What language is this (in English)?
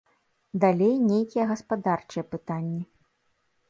Belarusian